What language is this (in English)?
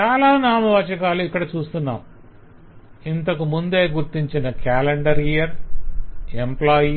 Telugu